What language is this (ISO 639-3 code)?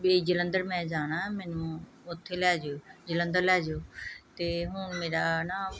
pan